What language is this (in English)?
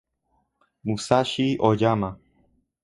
Spanish